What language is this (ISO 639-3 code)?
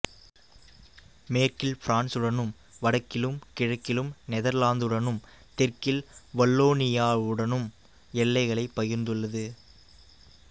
tam